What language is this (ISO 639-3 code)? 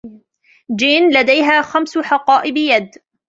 ara